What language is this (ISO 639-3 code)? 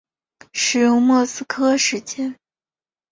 zho